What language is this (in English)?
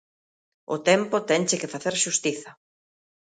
Galician